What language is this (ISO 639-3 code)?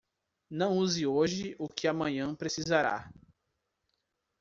por